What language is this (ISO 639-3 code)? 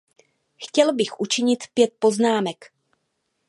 ces